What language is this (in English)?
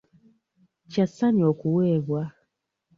Ganda